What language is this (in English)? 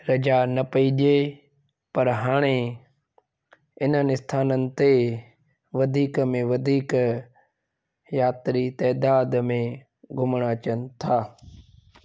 Sindhi